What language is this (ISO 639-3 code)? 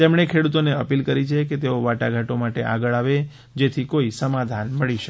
guj